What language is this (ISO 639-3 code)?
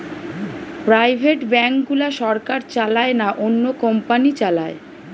ben